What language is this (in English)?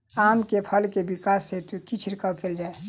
Maithili